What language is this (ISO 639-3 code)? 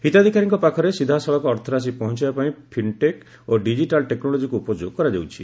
ori